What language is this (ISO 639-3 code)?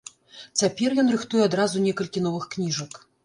bel